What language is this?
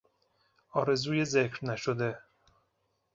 Persian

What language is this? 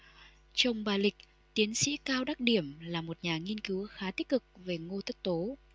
Vietnamese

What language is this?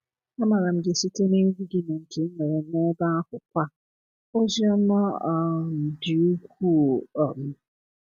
Igbo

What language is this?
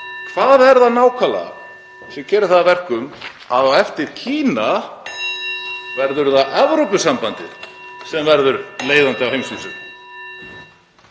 Icelandic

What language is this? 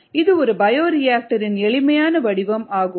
Tamil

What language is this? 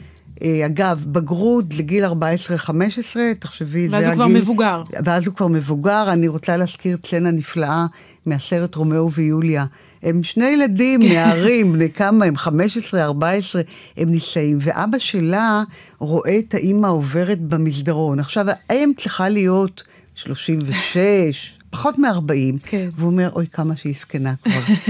Hebrew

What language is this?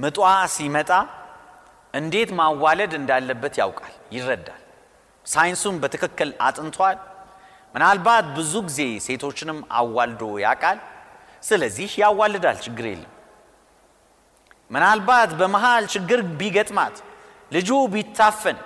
Amharic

